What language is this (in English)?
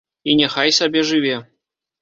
Belarusian